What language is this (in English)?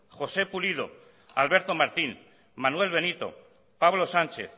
Basque